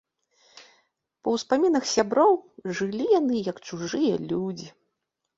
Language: Belarusian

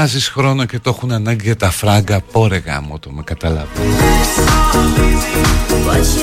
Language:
Greek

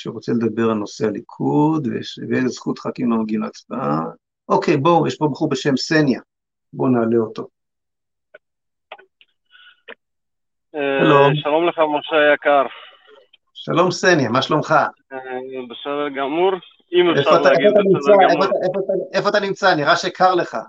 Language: Hebrew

